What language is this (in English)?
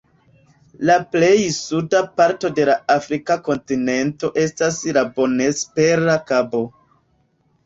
Esperanto